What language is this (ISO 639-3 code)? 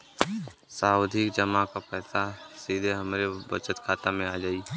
bho